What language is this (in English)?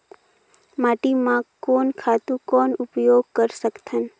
Chhattisgarhi